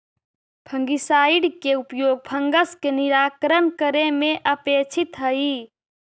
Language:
Magahi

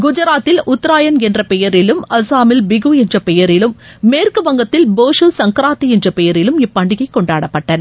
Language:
Tamil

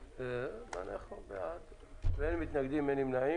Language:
Hebrew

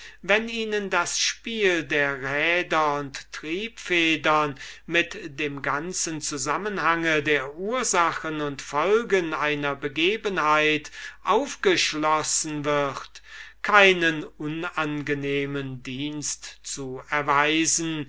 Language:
German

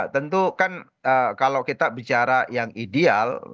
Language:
Indonesian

